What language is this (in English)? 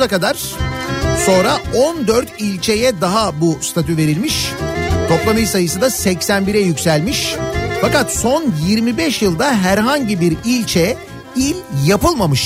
Turkish